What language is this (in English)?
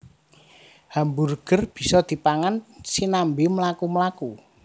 Javanese